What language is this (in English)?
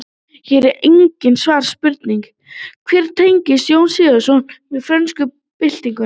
Icelandic